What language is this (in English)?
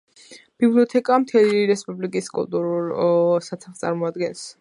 Georgian